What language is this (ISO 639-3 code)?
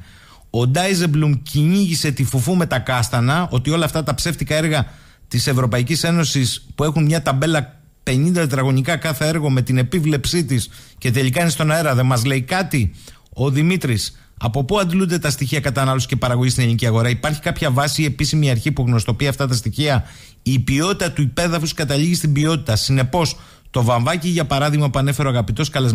ell